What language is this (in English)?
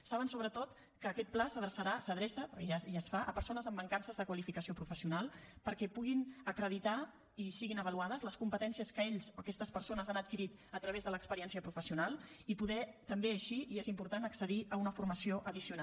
Catalan